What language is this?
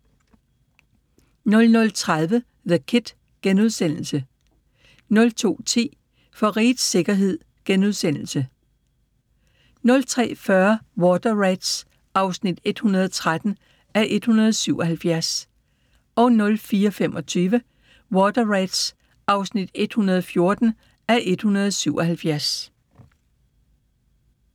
Danish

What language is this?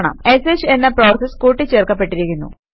Malayalam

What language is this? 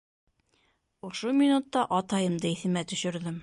Bashkir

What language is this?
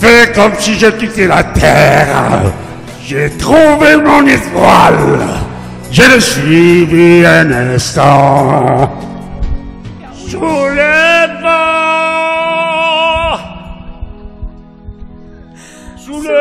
French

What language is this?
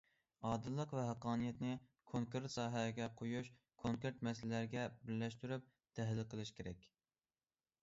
Uyghur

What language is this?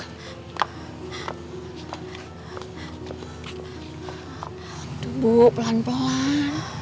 Indonesian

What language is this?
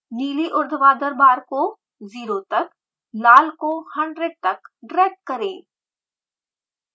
Hindi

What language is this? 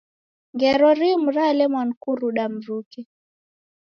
Taita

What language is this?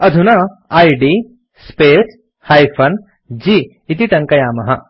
Sanskrit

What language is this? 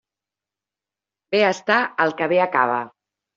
Catalan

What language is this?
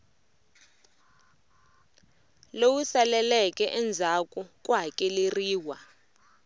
Tsonga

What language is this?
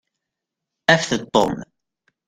Kabyle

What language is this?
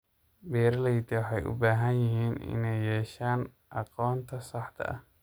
Somali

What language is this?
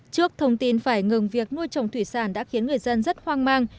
Vietnamese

